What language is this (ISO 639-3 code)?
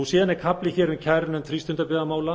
isl